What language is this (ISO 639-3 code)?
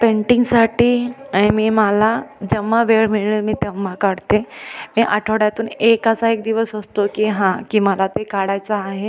mar